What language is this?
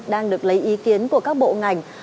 Vietnamese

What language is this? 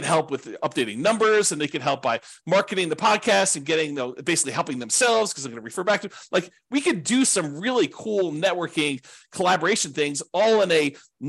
English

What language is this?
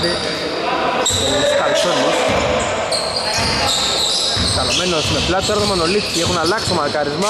Greek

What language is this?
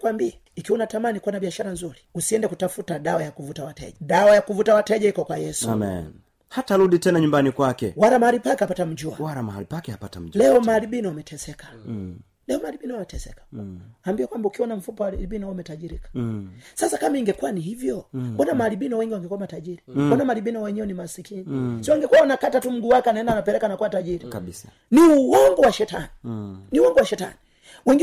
Swahili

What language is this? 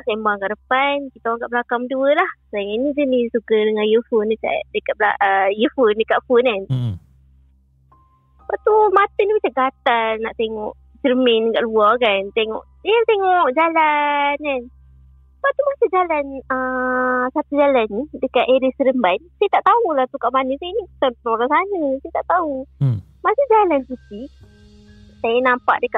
Malay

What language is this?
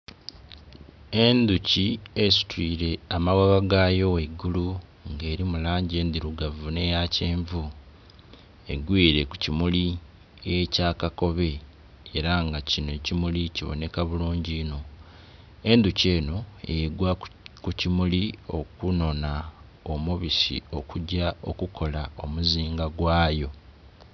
Soga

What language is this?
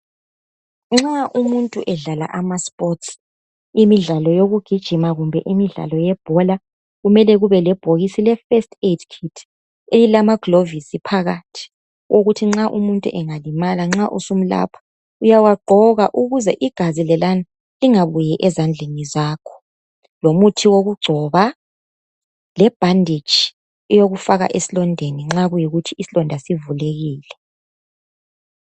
North Ndebele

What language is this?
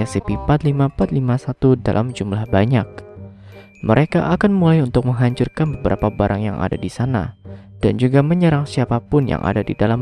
Indonesian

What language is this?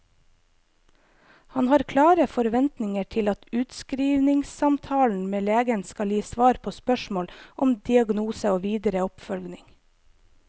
Norwegian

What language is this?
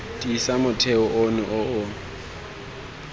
Tswana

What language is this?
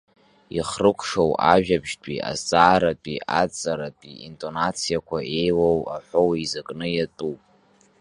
Abkhazian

